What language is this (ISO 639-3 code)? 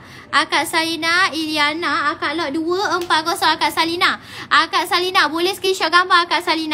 msa